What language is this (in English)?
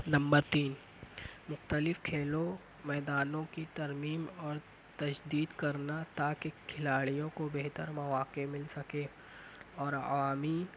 Urdu